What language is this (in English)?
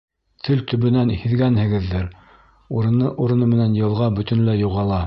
Bashkir